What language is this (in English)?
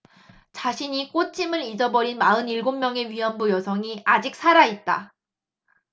Korean